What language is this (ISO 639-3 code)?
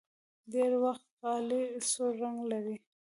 pus